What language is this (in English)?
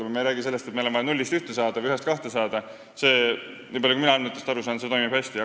Estonian